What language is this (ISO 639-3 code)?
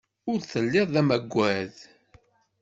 kab